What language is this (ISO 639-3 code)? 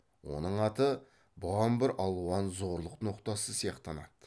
kaz